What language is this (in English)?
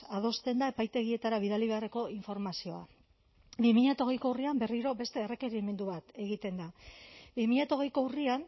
Basque